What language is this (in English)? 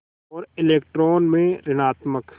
Hindi